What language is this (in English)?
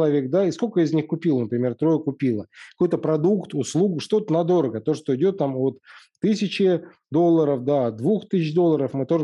Russian